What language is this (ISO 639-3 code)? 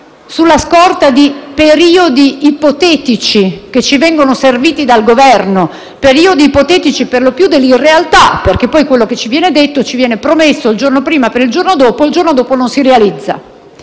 ita